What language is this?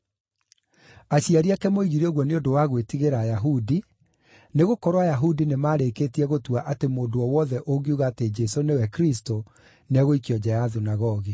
Kikuyu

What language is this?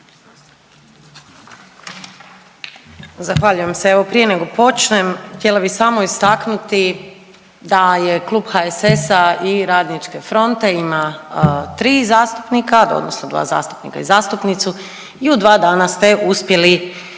Croatian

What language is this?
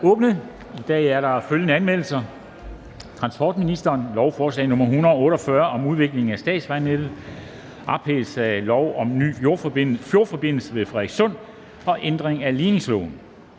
Danish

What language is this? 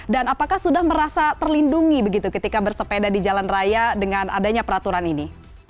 Indonesian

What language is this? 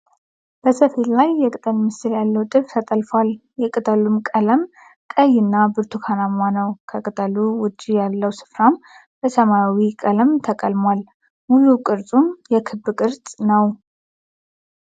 Amharic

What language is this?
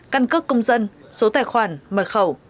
Vietnamese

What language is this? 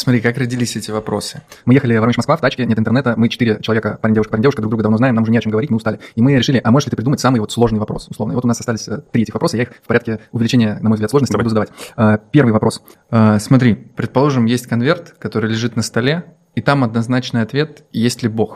Russian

